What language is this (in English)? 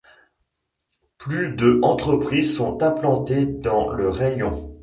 French